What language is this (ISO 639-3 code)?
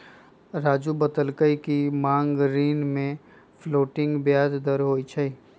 mag